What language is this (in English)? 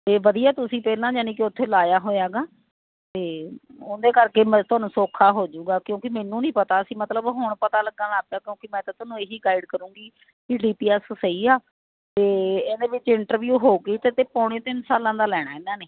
Punjabi